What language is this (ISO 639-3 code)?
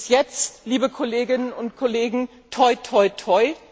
deu